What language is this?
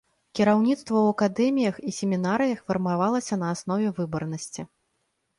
Belarusian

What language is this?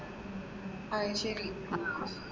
Malayalam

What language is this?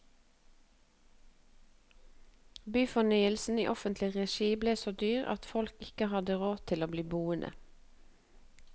Norwegian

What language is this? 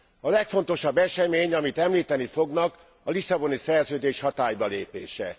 Hungarian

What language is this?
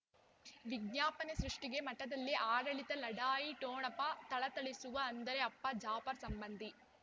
Kannada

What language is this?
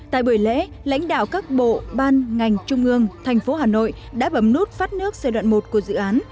Vietnamese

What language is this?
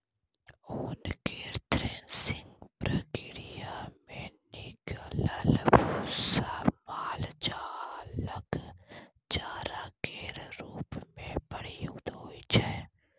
Maithili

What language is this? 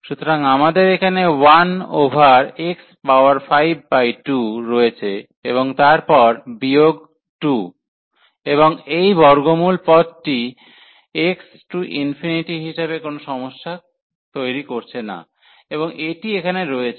Bangla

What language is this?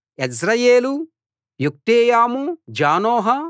Telugu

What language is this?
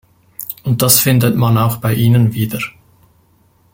German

